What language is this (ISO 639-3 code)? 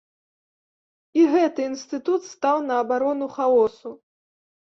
bel